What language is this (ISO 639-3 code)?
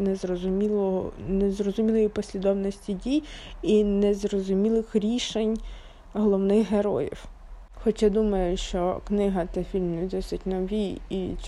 ukr